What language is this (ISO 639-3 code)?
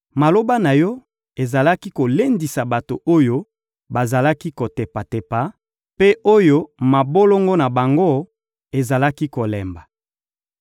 lin